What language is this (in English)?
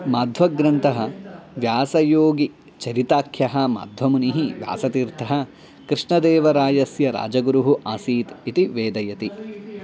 Sanskrit